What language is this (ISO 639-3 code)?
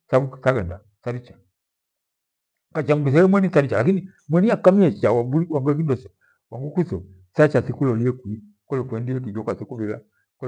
gwe